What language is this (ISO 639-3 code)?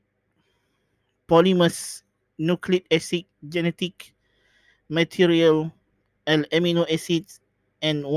msa